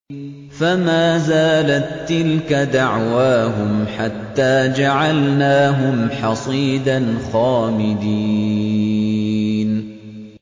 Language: Arabic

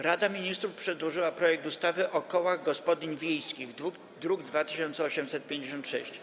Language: Polish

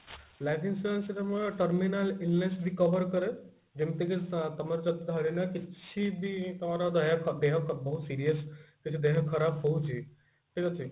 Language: Odia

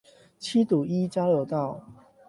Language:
Chinese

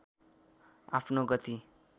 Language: Nepali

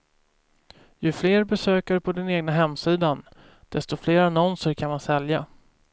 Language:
Swedish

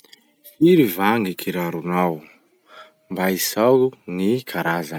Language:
Masikoro Malagasy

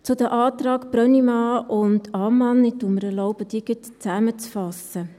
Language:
Swiss German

